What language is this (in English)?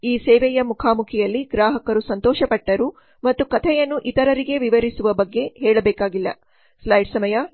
Kannada